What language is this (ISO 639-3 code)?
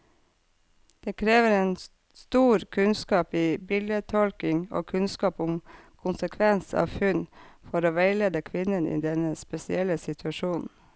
nor